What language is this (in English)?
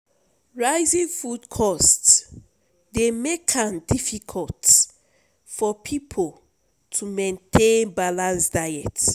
Nigerian Pidgin